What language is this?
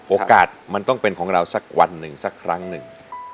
Thai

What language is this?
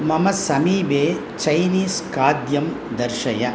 Sanskrit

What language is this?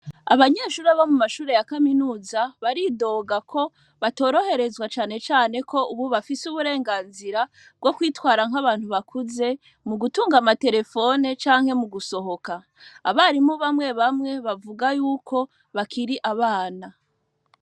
Rundi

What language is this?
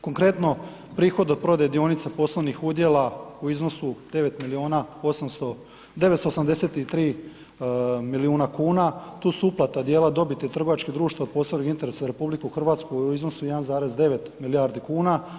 Croatian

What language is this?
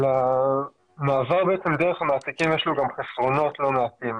Hebrew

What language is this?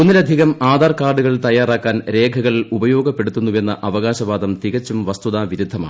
Malayalam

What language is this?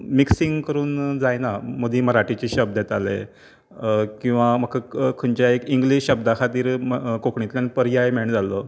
Konkani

